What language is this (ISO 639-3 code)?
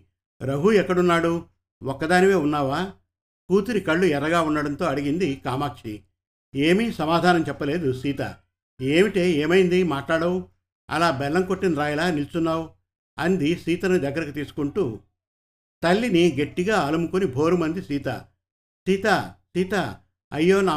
tel